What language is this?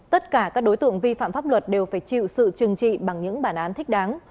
Vietnamese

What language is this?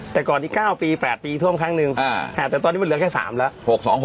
Thai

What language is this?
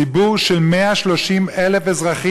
Hebrew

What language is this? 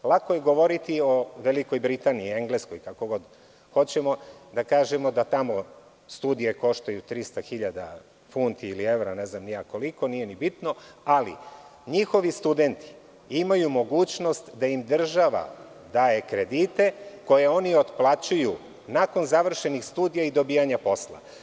Serbian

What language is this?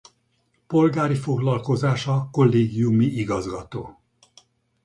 Hungarian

